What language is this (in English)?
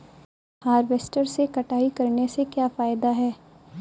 Hindi